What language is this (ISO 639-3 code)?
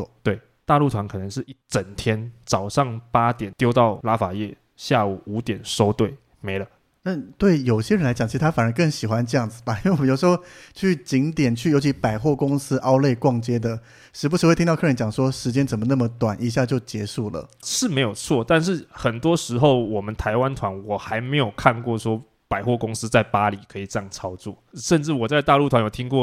zho